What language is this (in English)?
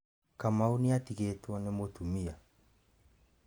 Kikuyu